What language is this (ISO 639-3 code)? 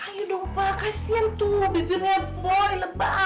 ind